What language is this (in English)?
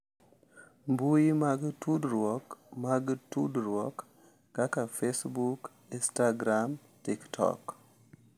Luo (Kenya and Tanzania)